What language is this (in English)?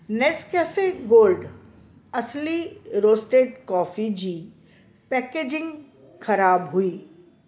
Sindhi